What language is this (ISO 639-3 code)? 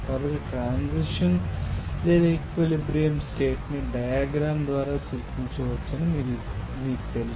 tel